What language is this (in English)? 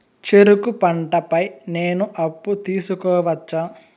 Telugu